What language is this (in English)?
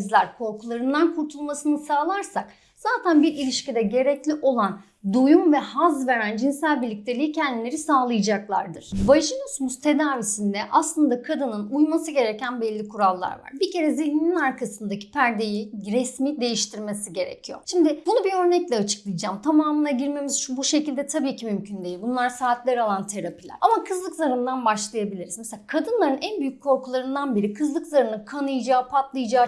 Turkish